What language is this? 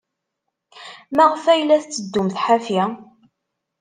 Kabyle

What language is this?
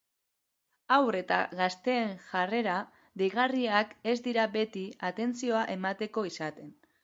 Basque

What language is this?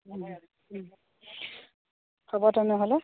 Assamese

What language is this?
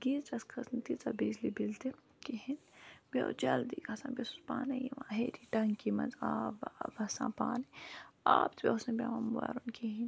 Kashmiri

